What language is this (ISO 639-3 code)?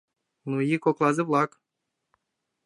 chm